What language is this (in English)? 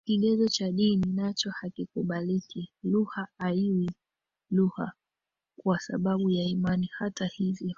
Swahili